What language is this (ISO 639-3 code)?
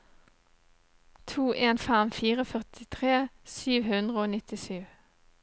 nor